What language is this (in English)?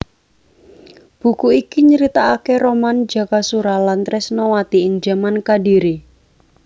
Javanese